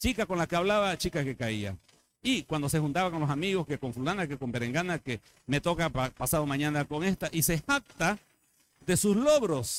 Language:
Spanish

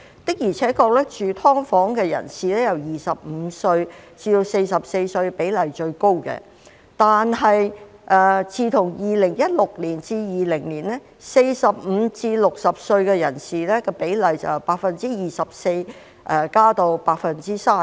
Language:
Cantonese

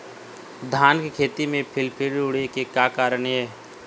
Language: Chhattisgarhi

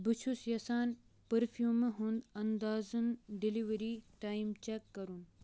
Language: Kashmiri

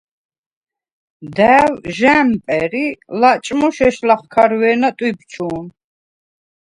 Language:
Svan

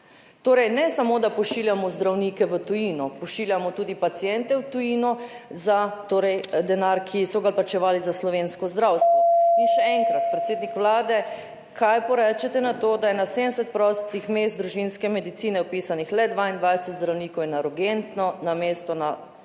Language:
Slovenian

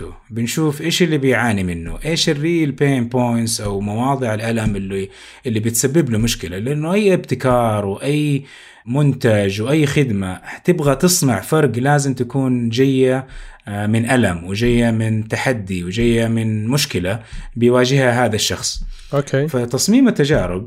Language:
Arabic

